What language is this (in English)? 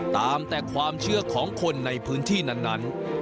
Thai